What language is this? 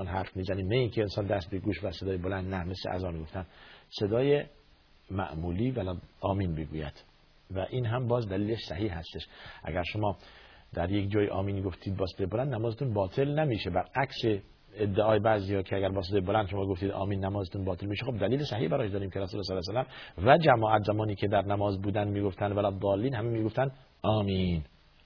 Persian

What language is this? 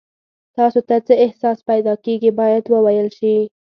Pashto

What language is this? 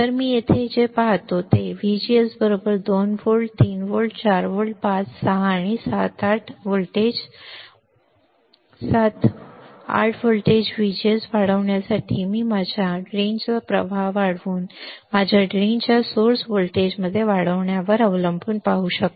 Marathi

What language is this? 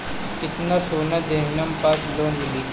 Bhojpuri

